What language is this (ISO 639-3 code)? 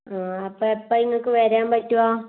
mal